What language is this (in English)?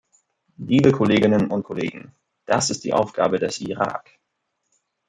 German